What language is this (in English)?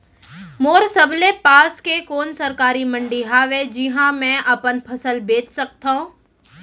Chhattisgarhi